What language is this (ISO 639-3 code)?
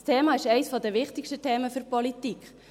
gsw